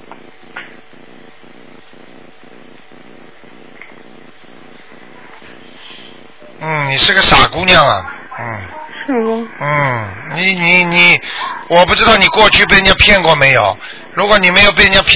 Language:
Chinese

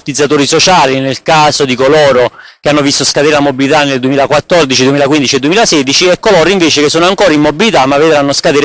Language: Italian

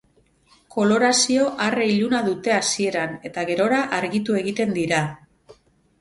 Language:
Basque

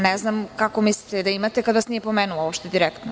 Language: Serbian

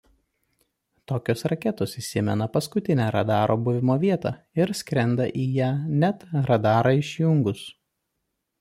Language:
Lithuanian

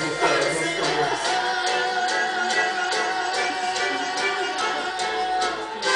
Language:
Romanian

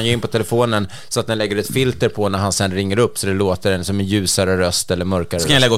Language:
Swedish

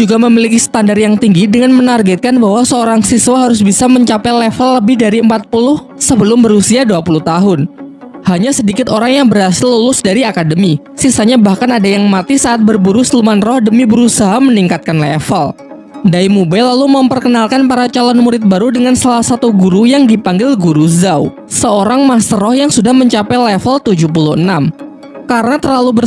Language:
Indonesian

